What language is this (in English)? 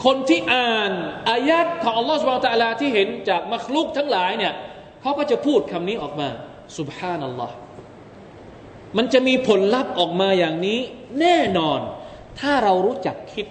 Thai